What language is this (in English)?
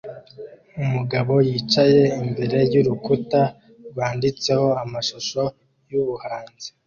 Kinyarwanda